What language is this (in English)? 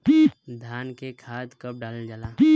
Bhojpuri